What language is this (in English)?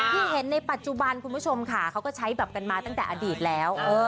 Thai